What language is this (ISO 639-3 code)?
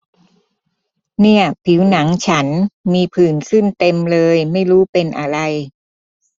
tha